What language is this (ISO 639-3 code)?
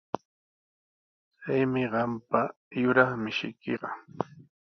qws